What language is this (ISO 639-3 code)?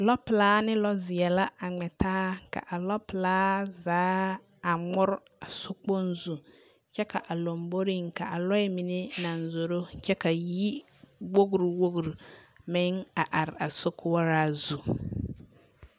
dga